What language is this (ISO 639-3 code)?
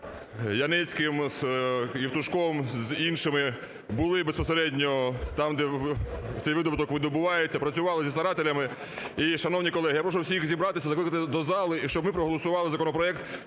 ukr